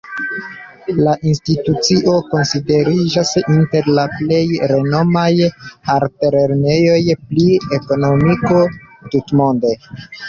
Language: Esperanto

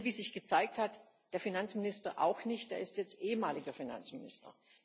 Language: German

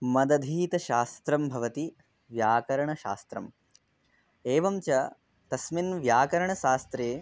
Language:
Sanskrit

